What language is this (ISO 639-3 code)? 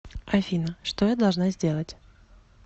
rus